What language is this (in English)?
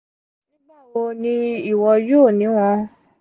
Yoruba